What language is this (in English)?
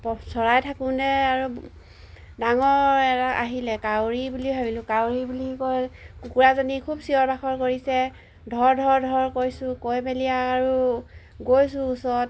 Assamese